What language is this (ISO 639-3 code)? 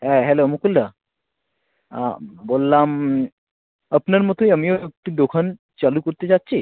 ben